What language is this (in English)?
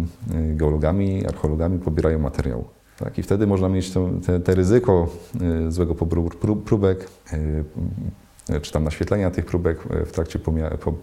Polish